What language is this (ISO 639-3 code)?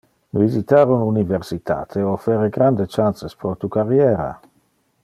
ina